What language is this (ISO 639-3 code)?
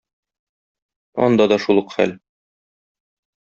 tat